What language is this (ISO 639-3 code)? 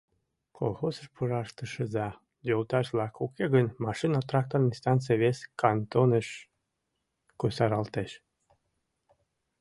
chm